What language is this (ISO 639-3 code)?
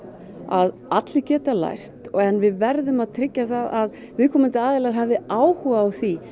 isl